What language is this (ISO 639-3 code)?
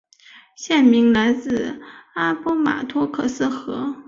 zho